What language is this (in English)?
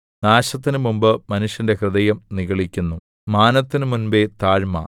Malayalam